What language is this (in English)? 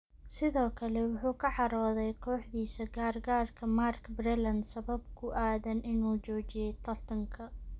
Somali